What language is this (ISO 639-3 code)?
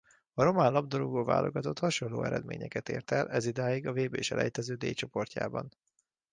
hun